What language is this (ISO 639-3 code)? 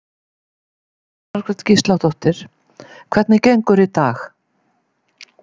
isl